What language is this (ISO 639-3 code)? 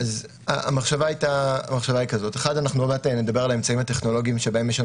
heb